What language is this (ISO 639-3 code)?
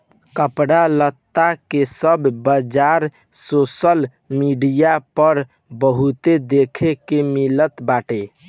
bho